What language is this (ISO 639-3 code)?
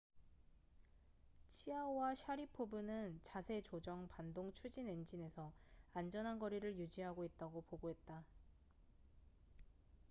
kor